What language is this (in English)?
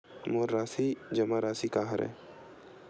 Chhattisgarhi